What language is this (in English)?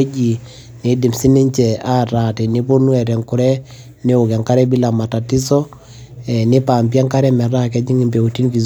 Masai